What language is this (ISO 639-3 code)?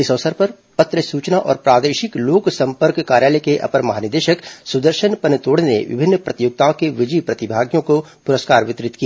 hin